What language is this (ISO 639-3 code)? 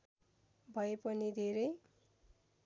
nep